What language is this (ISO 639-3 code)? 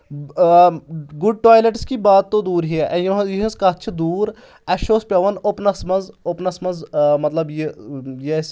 kas